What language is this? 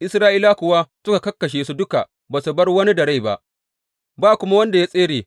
Hausa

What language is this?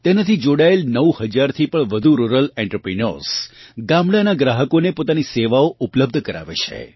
Gujarati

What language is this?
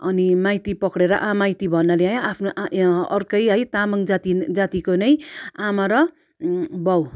Nepali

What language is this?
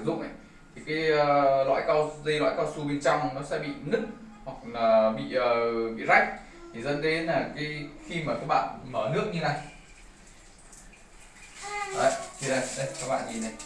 Vietnamese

